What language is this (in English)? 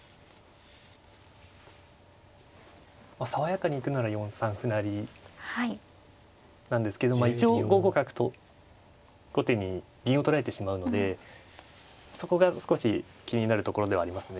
Japanese